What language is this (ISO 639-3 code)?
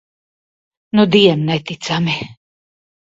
lav